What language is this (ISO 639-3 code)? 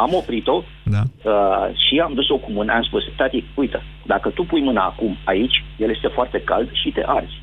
ron